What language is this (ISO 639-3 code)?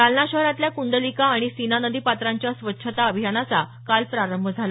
mar